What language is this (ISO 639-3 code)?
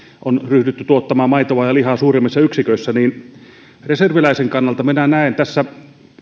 fin